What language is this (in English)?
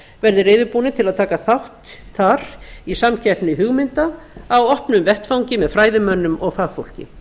Icelandic